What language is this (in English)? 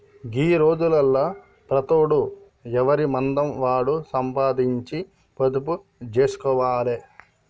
Telugu